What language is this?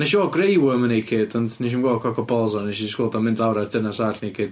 Welsh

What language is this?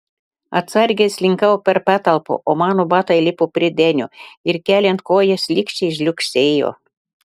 Lithuanian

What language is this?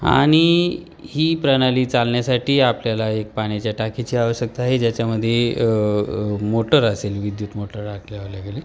Marathi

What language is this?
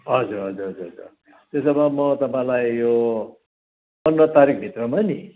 Nepali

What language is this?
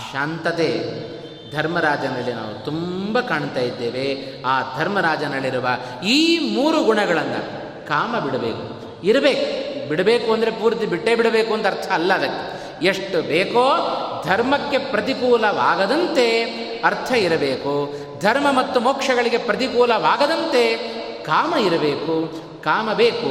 Kannada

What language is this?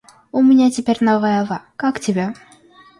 Russian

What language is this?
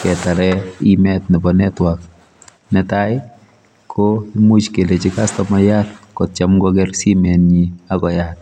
Kalenjin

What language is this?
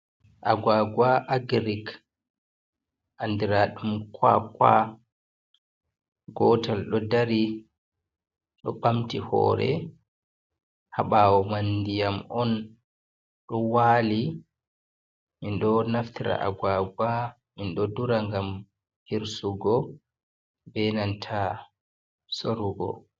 Fula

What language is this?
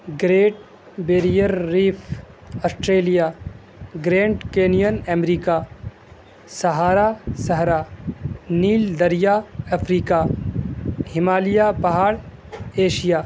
Urdu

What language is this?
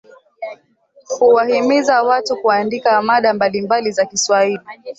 Swahili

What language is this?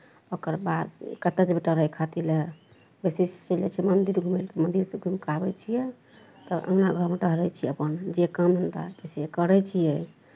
Maithili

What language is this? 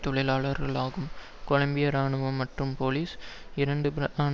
Tamil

